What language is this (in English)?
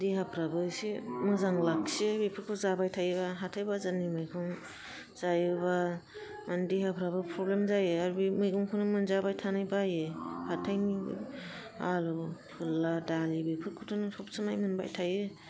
Bodo